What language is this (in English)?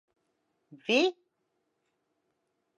Latvian